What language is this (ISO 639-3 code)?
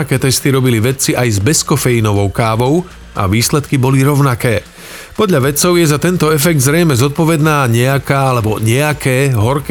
slk